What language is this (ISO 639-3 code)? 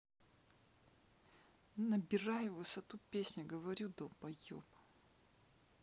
rus